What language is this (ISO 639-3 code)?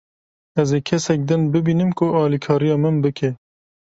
kur